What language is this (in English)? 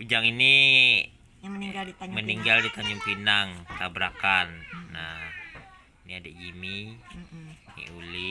Indonesian